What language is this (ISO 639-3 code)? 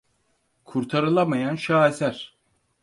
tur